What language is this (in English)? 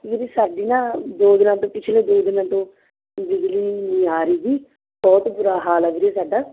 Punjabi